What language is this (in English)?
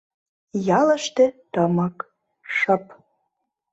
Mari